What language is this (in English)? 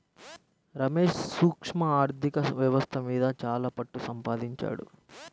Telugu